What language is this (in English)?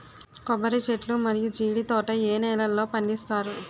Telugu